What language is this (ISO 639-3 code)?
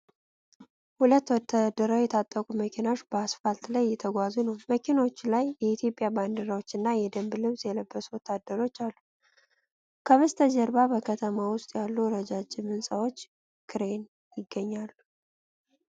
amh